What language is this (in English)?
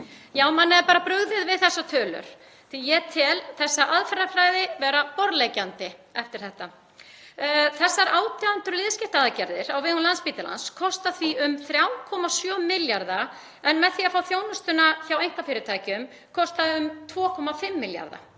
Icelandic